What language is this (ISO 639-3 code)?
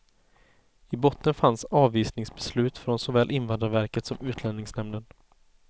swe